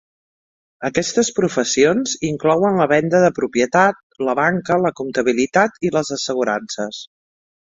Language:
Catalan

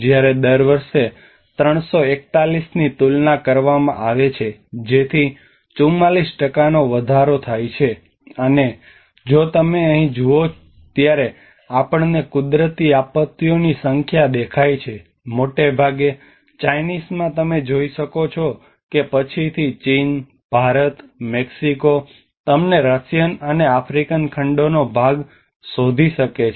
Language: Gujarati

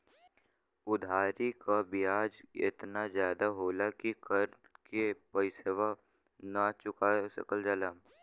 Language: Bhojpuri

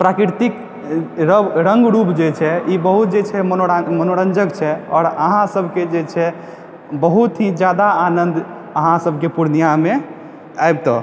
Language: Maithili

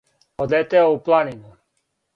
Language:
Serbian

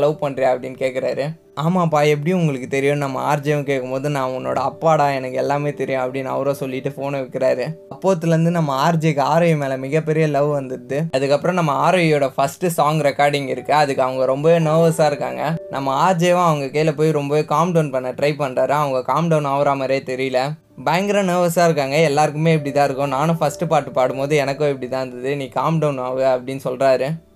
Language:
Tamil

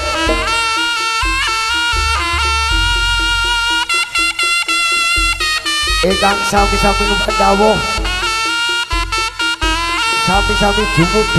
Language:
Indonesian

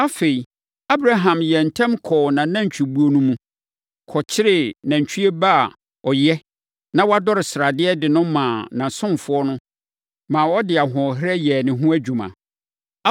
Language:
Akan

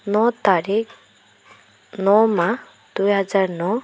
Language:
Assamese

